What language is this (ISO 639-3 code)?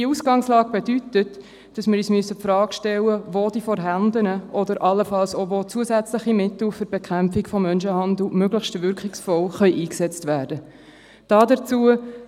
gsw